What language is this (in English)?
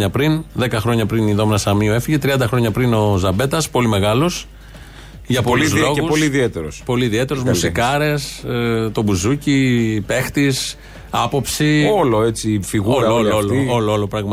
Greek